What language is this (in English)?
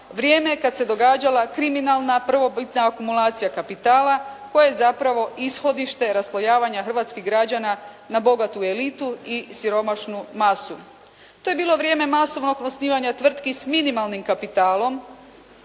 Croatian